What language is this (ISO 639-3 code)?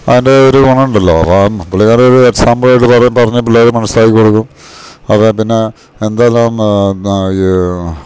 mal